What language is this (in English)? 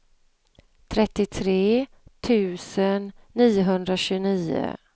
Swedish